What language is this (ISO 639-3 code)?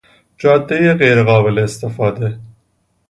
fas